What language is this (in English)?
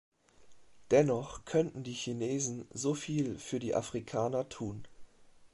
German